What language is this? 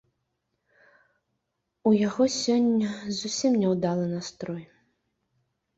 Belarusian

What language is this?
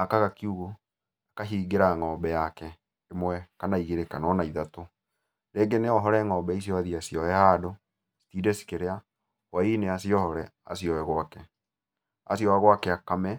Kikuyu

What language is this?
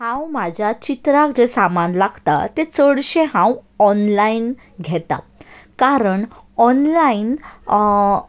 Konkani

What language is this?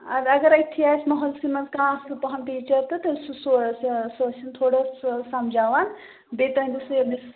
Kashmiri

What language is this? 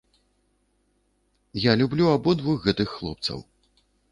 Belarusian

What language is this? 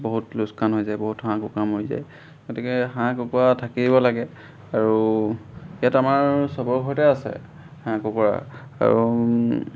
Assamese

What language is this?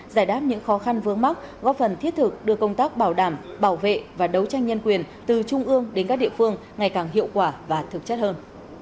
Vietnamese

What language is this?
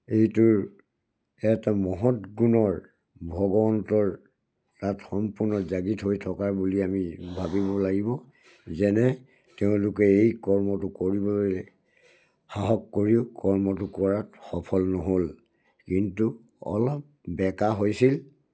Assamese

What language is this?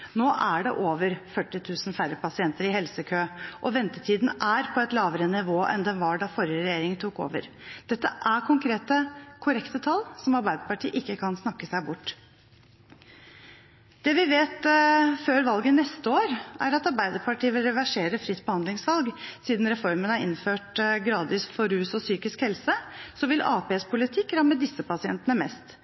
Norwegian Bokmål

